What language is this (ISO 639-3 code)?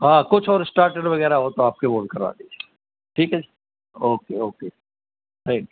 urd